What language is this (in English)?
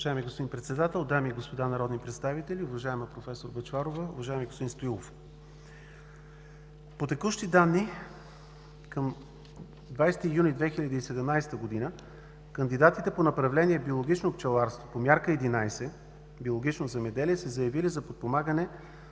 Bulgarian